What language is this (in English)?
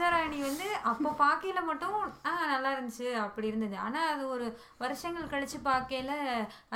Tamil